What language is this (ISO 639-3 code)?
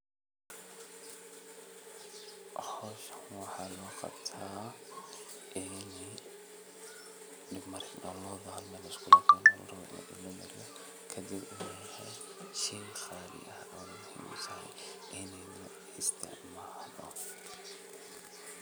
som